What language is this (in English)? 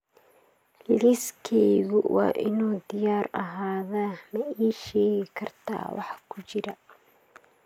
Somali